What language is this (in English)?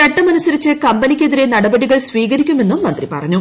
Malayalam